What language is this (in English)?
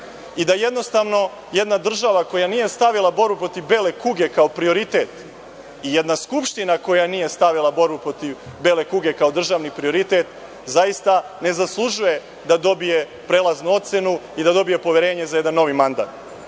Serbian